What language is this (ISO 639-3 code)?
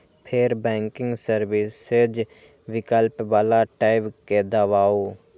mai